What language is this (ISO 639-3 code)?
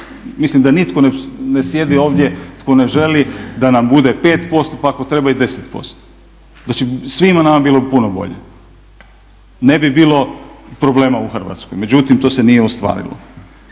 hrv